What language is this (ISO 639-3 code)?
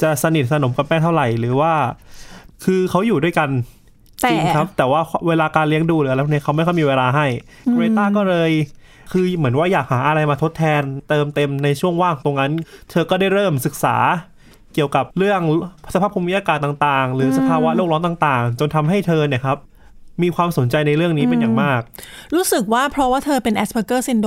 tha